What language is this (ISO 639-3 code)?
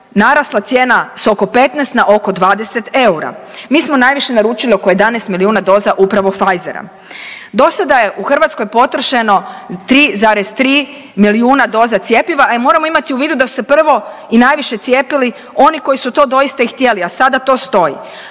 hrv